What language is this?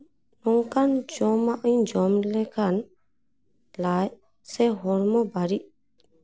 Santali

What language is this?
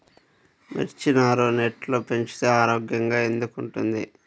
Telugu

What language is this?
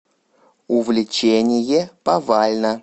Russian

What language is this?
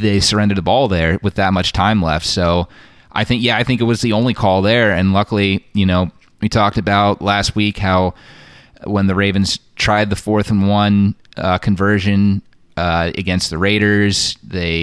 English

